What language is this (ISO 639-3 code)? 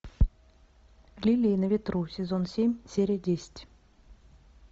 rus